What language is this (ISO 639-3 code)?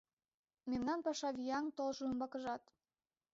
chm